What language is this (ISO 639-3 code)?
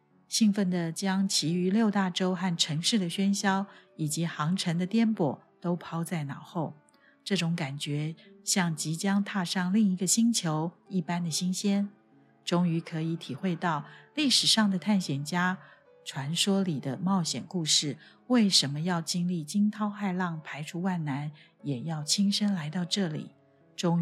zho